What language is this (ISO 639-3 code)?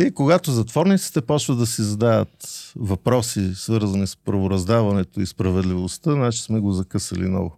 bul